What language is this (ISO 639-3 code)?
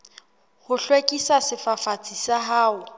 sot